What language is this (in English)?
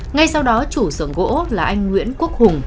Vietnamese